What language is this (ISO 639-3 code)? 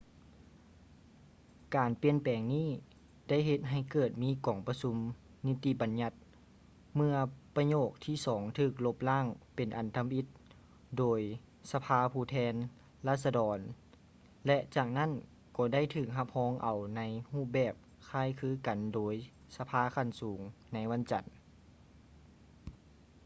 lao